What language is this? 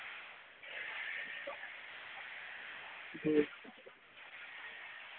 Dogri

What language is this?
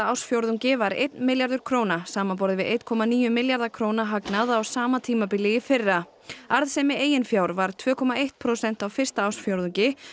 Icelandic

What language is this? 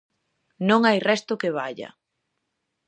Galician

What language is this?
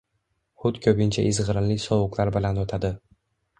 Uzbek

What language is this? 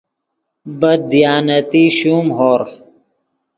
Yidgha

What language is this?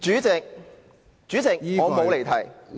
Cantonese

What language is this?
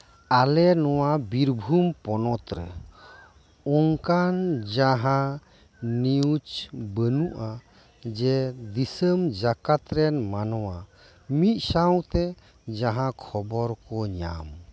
Santali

